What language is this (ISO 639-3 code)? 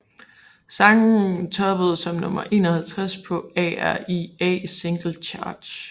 dan